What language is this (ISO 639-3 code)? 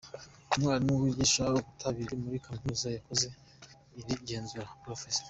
kin